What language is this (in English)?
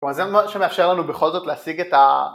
Hebrew